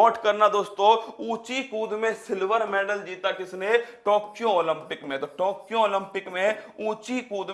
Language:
Hindi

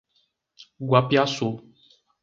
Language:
Portuguese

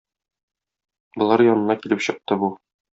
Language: Tatar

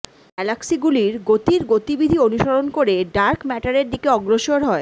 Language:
Bangla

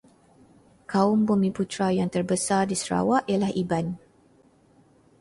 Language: Malay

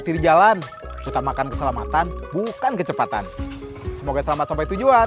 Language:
Indonesian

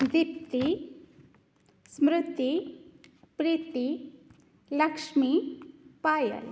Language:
Sanskrit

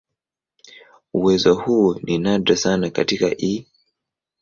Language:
Swahili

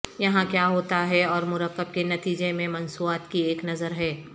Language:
Urdu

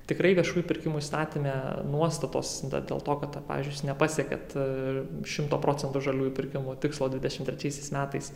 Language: Lithuanian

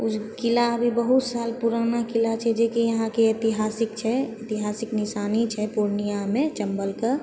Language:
Maithili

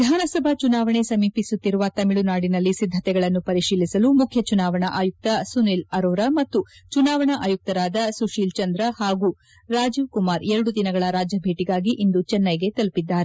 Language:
Kannada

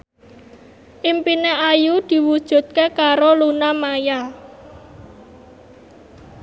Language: Javanese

